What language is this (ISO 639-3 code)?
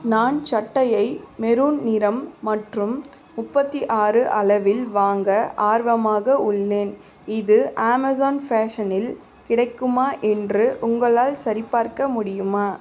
tam